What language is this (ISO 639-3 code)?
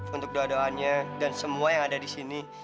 ind